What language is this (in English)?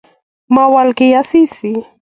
Kalenjin